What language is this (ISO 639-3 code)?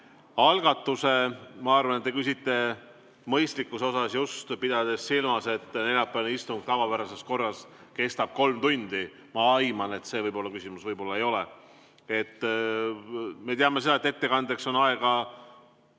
est